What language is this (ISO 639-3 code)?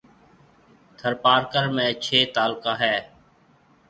mve